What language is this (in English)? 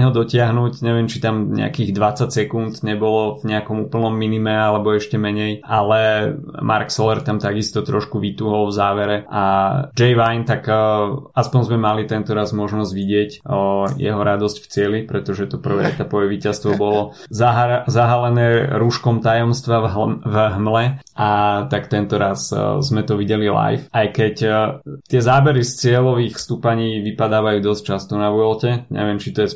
Slovak